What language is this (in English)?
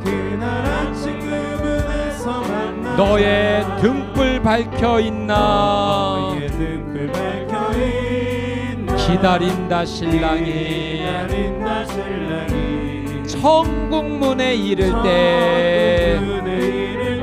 Korean